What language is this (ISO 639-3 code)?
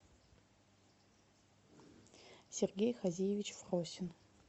rus